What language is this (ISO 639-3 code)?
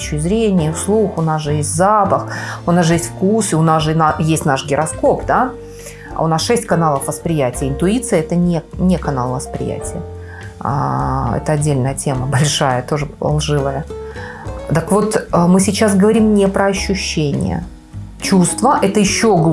rus